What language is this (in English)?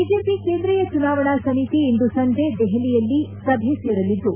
Kannada